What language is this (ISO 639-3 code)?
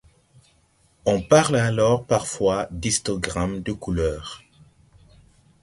fra